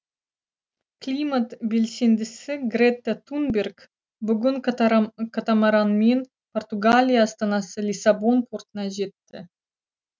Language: Kazakh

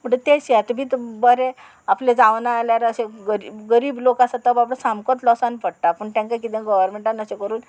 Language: Konkani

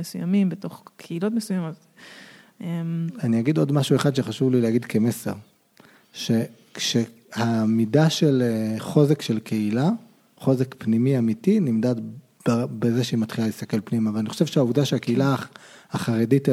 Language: Hebrew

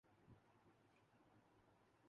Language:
Urdu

